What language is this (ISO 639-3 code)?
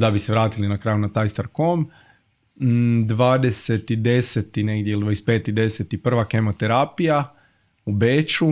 hrv